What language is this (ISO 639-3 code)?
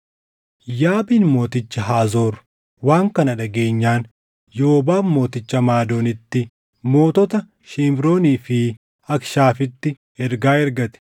orm